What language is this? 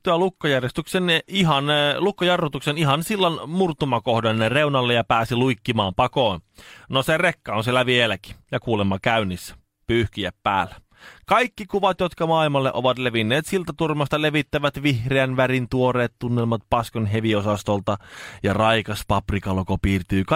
Finnish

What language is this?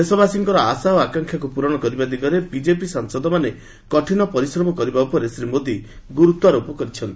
Odia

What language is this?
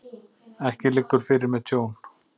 Icelandic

